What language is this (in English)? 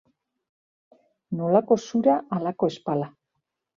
Basque